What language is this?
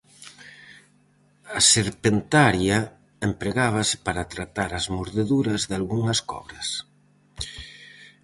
Galician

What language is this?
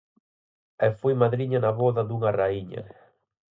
Galician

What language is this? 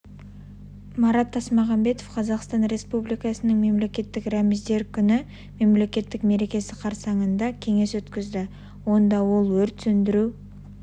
Kazakh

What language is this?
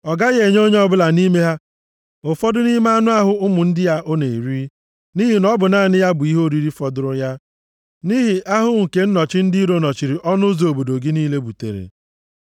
Igbo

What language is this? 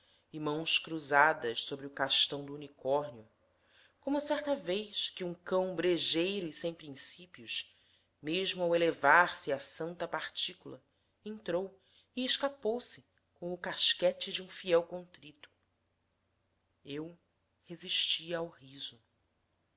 Portuguese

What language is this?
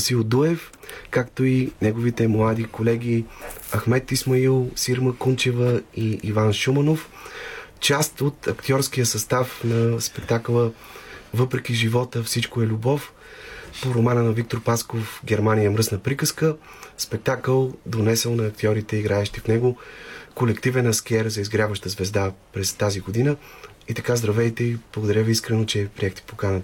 Bulgarian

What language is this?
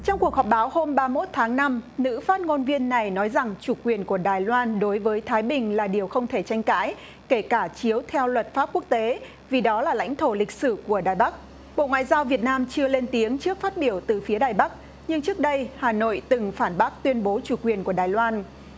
Vietnamese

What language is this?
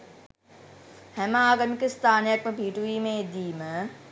Sinhala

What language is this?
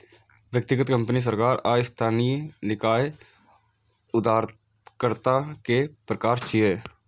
Maithili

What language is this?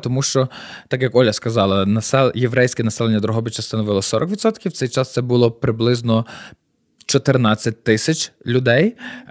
Ukrainian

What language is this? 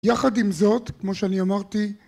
Hebrew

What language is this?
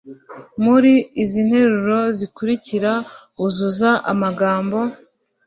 Kinyarwanda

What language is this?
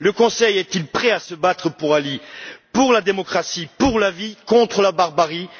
French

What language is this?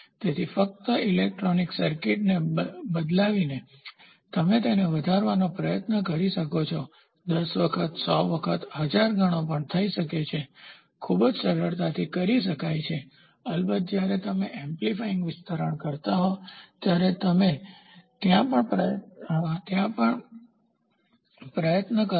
Gujarati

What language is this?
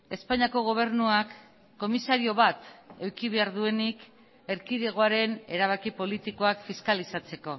Basque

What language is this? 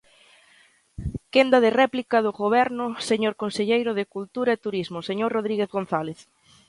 Galician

